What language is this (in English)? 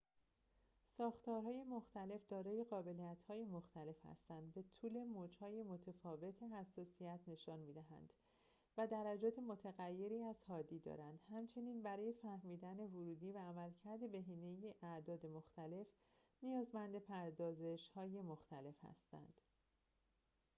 Persian